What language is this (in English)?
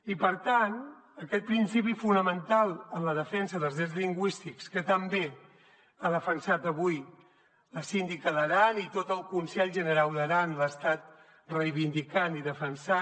Catalan